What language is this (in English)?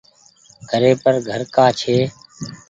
Goaria